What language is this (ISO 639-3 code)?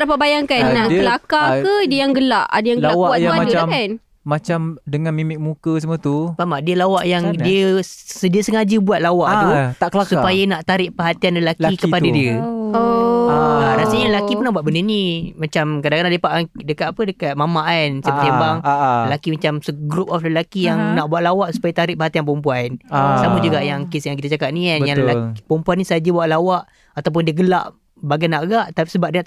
msa